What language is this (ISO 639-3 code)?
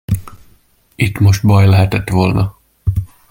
hun